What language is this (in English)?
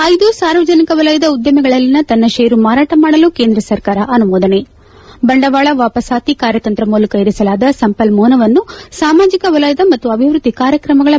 Kannada